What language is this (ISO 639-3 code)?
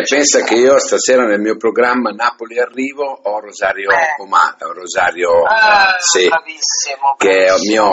ita